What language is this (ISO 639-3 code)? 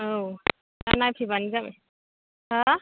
brx